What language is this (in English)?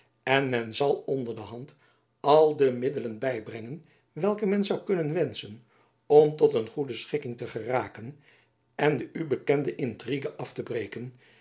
Dutch